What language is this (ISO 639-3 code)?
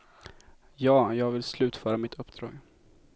swe